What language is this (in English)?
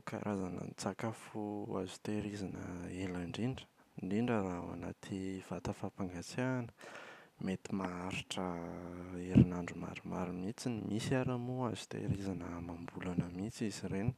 Malagasy